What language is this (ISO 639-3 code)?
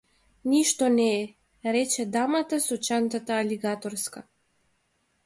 mkd